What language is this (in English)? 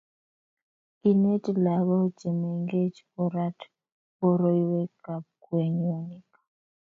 Kalenjin